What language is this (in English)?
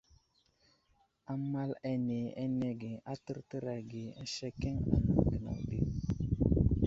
Wuzlam